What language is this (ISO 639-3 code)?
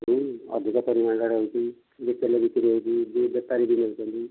ori